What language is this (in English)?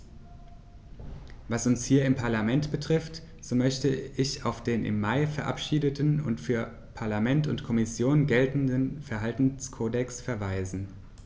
German